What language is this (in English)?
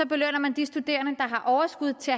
Danish